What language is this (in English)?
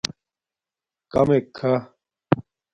Domaaki